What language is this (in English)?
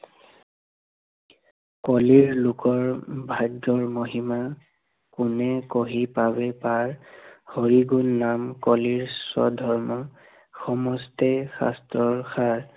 Assamese